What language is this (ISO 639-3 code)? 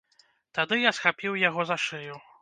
bel